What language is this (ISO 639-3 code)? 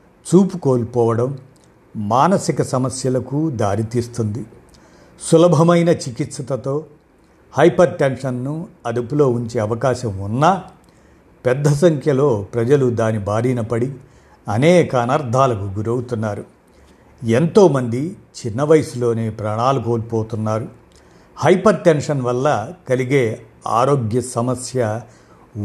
tel